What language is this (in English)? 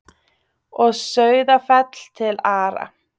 Icelandic